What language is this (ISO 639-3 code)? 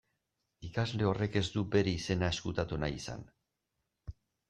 eus